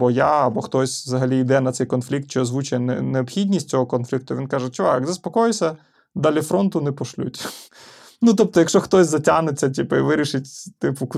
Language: Ukrainian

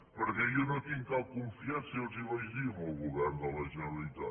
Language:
Catalan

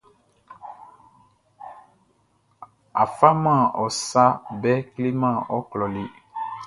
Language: Baoulé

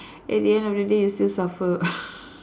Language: English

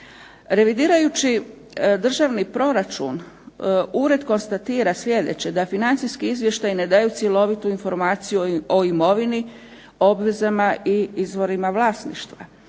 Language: Croatian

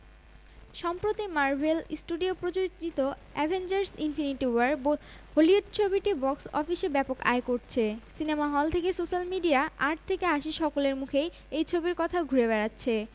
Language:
Bangla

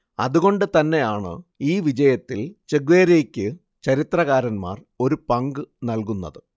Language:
Malayalam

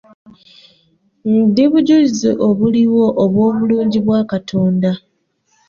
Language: Ganda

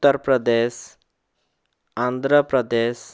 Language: Odia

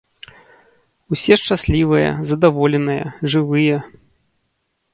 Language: Belarusian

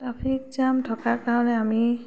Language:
Assamese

